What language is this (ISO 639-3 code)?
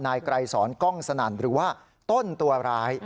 tha